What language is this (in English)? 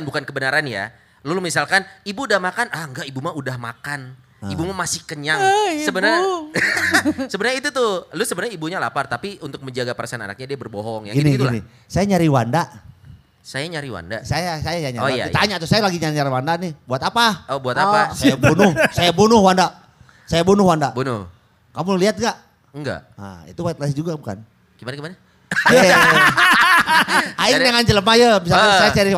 Indonesian